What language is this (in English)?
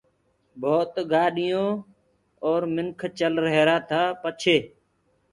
Gurgula